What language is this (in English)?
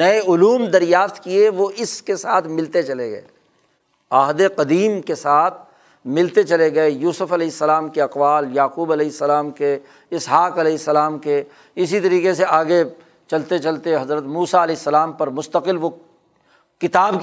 Urdu